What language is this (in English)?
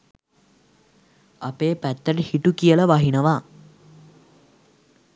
Sinhala